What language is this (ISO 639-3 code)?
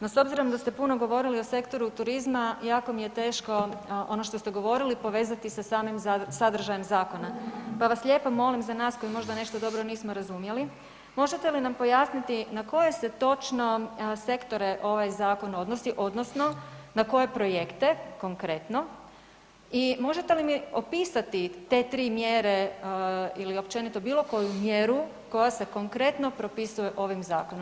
hrv